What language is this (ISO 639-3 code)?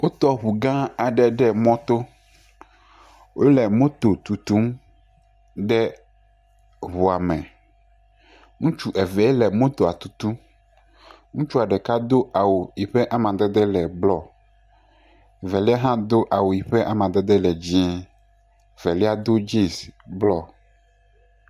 ewe